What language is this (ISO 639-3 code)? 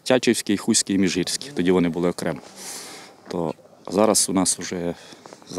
ukr